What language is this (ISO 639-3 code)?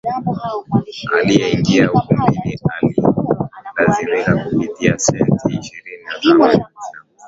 swa